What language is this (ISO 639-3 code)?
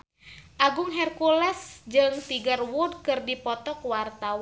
sun